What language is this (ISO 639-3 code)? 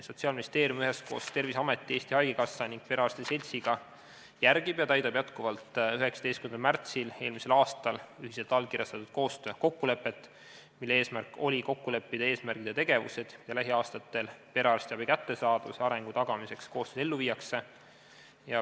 est